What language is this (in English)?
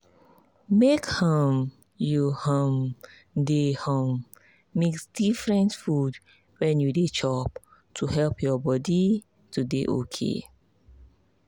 Nigerian Pidgin